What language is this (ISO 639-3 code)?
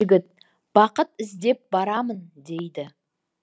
kaz